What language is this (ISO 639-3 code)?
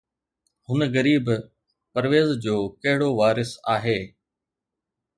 snd